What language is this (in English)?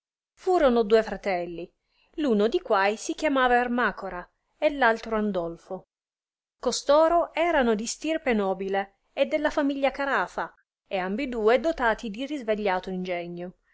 Italian